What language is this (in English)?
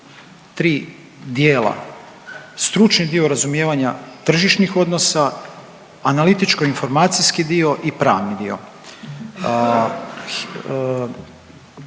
Croatian